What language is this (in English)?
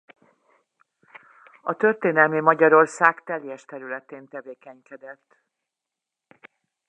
Hungarian